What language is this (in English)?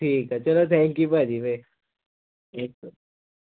Punjabi